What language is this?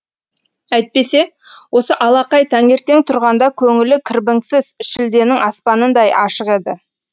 Kazakh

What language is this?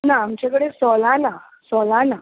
Konkani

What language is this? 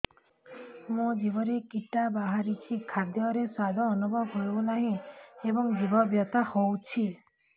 Odia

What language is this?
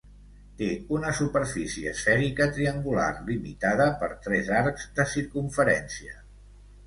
Catalan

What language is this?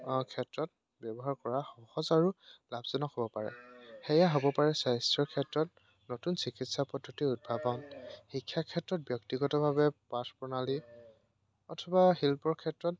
Assamese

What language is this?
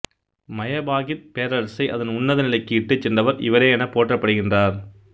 Tamil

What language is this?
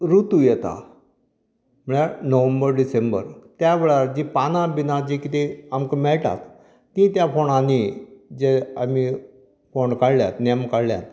Konkani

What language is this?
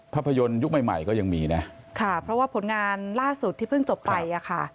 Thai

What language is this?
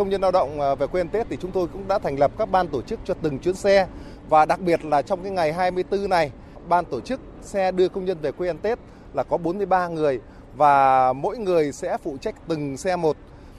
Vietnamese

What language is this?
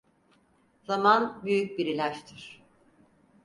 Turkish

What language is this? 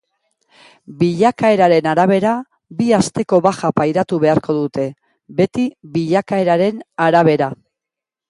Basque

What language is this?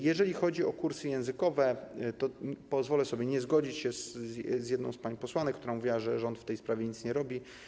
Polish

